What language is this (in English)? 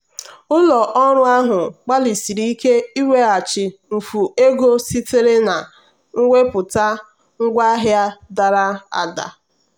Igbo